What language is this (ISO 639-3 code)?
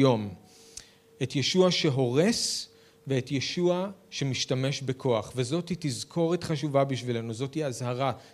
heb